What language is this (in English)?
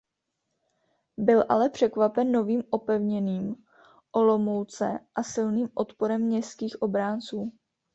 Czech